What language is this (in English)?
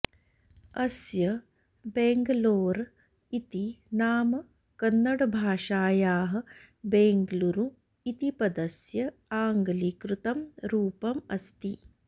Sanskrit